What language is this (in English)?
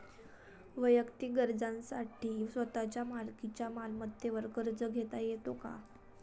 Marathi